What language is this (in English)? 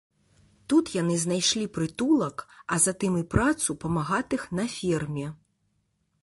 Belarusian